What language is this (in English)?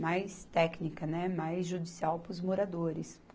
Portuguese